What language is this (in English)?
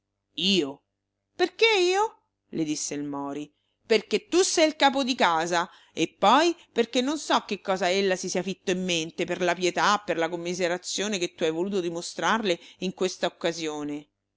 Italian